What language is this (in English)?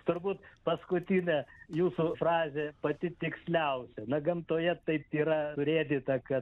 Lithuanian